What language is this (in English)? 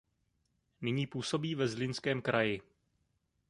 Czech